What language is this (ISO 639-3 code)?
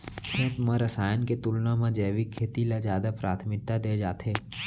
hne